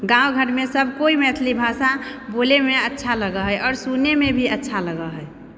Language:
Maithili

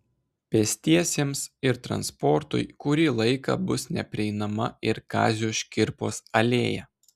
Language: Lithuanian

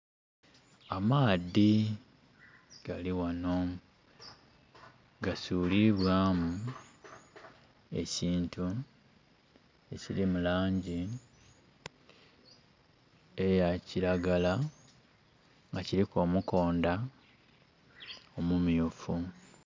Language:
Soga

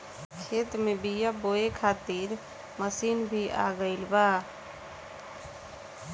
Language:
Bhojpuri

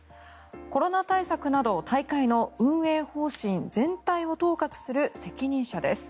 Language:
Japanese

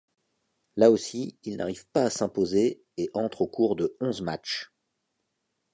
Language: French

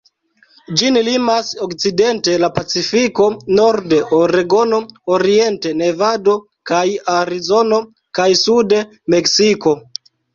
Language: Esperanto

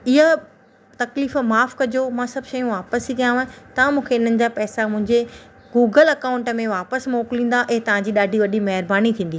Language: Sindhi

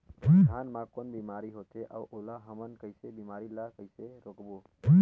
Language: Chhattisgarhi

